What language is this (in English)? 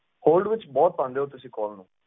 Punjabi